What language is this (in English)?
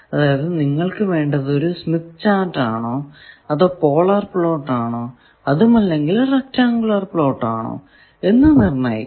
Malayalam